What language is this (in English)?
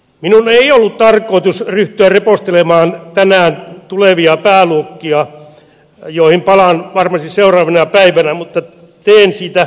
Finnish